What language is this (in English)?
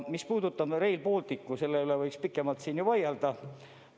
Estonian